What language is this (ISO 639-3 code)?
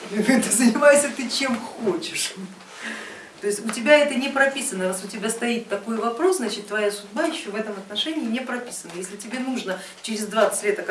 rus